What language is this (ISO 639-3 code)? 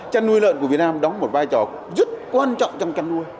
vie